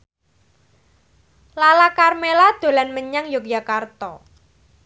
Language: Javanese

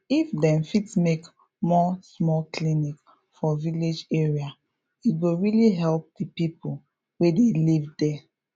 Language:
Nigerian Pidgin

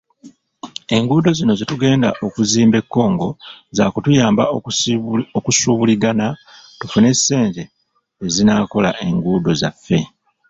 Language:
Ganda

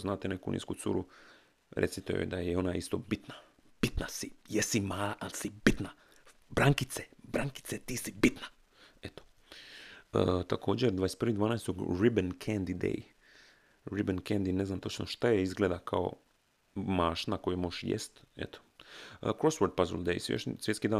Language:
Croatian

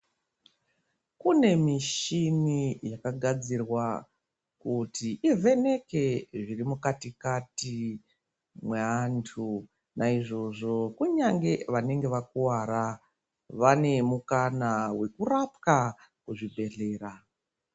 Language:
Ndau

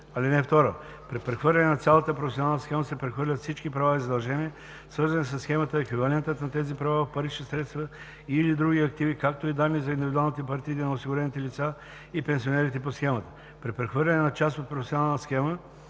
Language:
Bulgarian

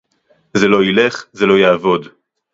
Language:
Hebrew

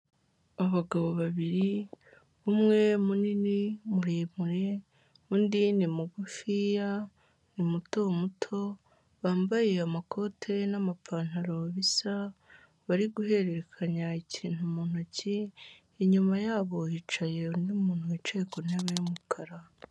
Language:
Kinyarwanda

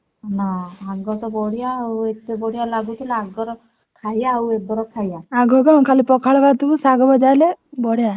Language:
Odia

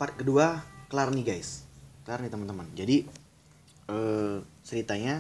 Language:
Indonesian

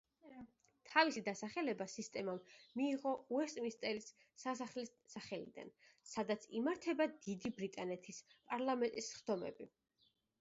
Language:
Georgian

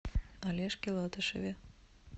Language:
Russian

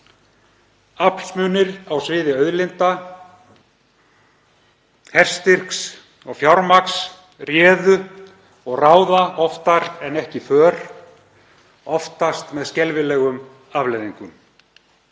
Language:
Icelandic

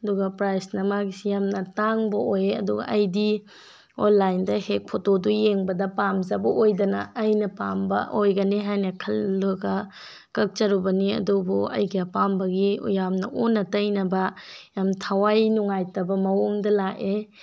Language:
Manipuri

